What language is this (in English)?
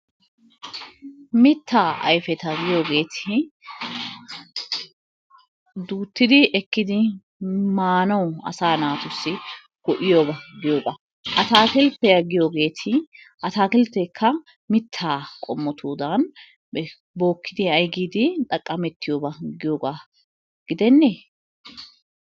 Wolaytta